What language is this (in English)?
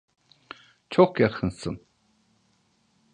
Turkish